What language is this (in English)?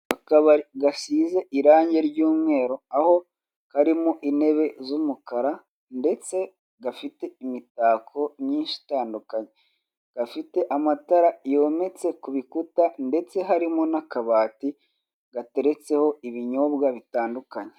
Kinyarwanda